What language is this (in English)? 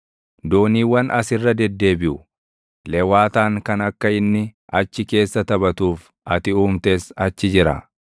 Oromo